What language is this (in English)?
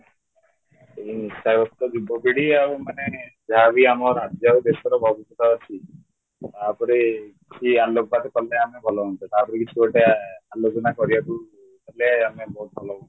Odia